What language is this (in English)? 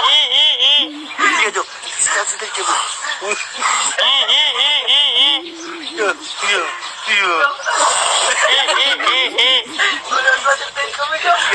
Indonesian